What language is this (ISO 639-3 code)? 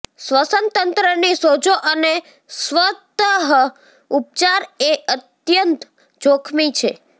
guj